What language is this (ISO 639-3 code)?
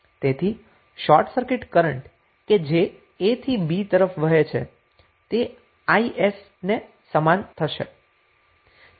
guj